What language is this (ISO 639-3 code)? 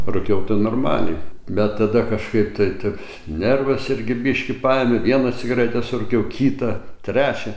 lit